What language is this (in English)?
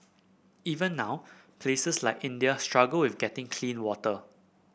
English